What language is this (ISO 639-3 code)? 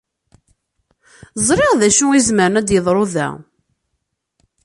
kab